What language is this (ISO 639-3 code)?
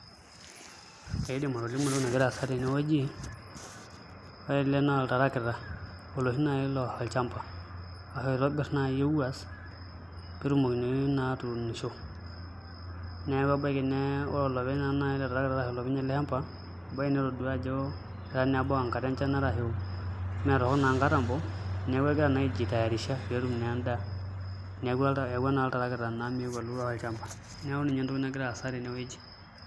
mas